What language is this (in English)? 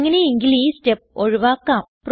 Malayalam